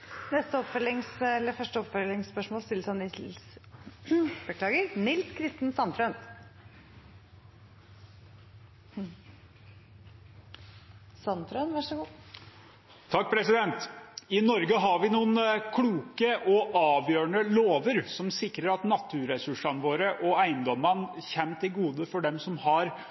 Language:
Norwegian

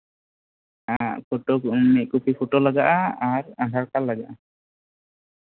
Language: Santali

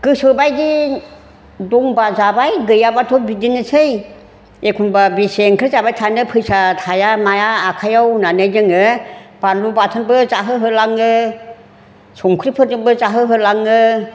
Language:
Bodo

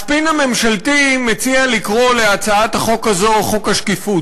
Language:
Hebrew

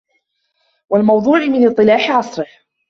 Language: Arabic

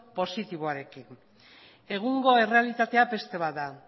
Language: Basque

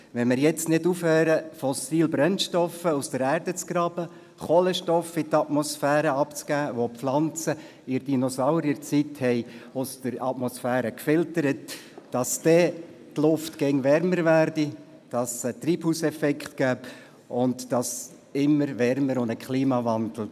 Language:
Swiss German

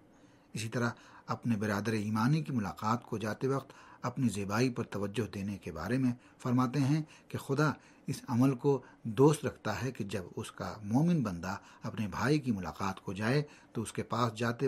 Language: Urdu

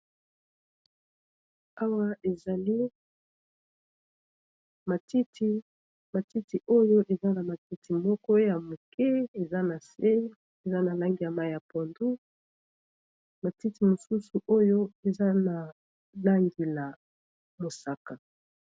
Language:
Lingala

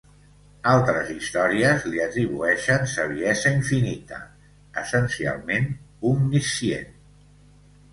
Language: Catalan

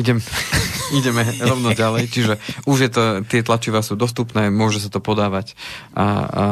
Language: Slovak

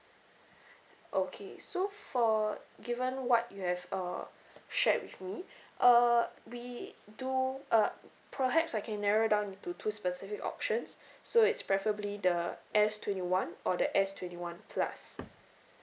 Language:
English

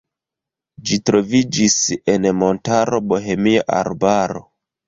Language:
Esperanto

